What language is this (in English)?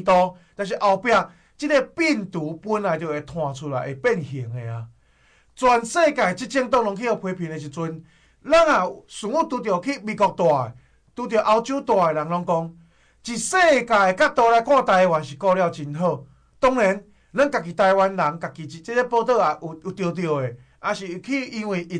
Chinese